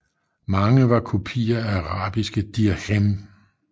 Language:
Danish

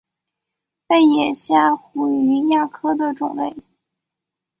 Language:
Chinese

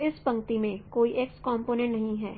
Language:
Hindi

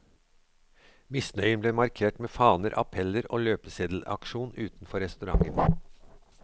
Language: Norwegian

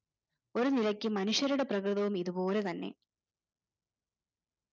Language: Malayalam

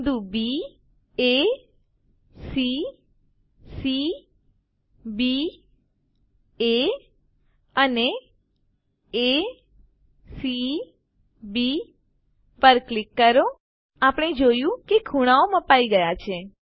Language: Gujarati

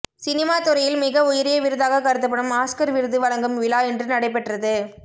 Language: Tamil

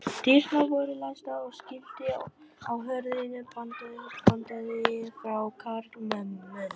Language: Icelandic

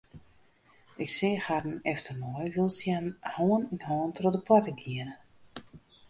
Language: Western Frisian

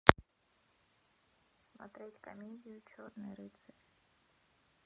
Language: Russian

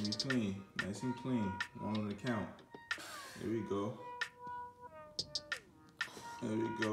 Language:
English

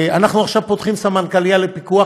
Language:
Hebrew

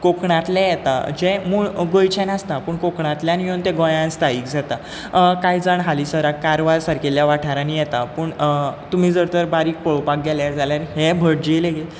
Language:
Konkani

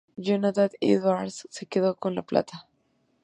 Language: Spanish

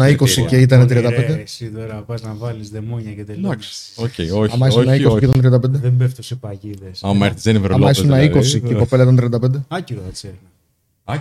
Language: Greek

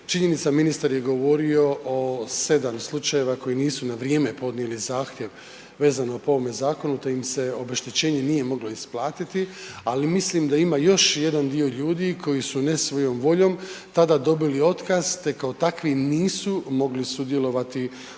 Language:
Croatian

